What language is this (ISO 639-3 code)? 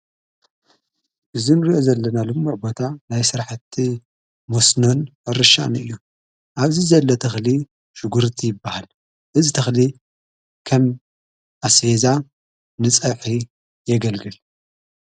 tir